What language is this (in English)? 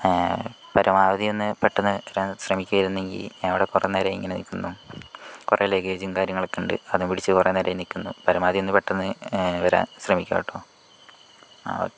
Malayalam